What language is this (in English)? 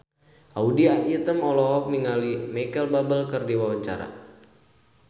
Sundanese